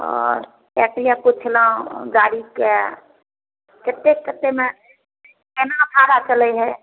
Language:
Maithili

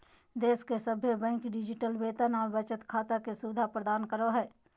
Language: Magahi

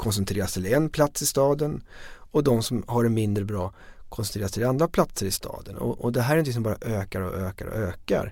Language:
Swedish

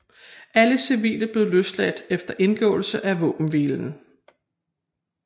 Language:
Danish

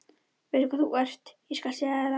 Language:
Icelandic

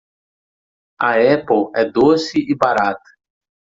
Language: Portuguese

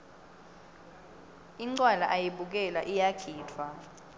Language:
Swati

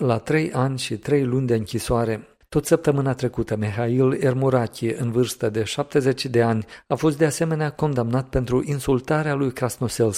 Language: Romanian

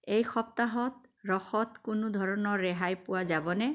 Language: Assamese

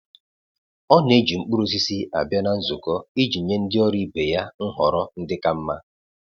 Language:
Igbo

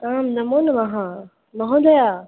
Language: Sanskrit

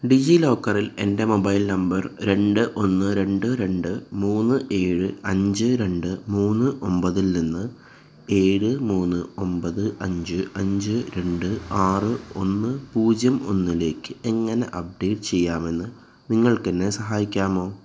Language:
Malayalam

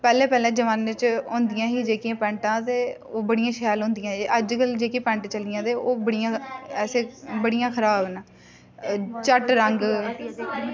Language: Dogri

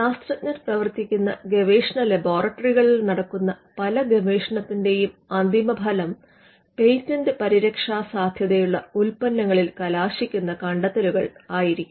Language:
Malayalam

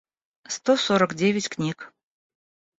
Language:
Russian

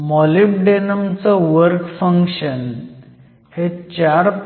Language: Marathi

